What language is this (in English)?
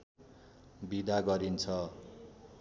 Nepali